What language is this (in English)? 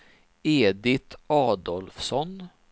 Swedish